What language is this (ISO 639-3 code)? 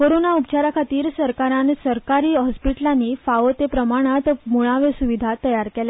kok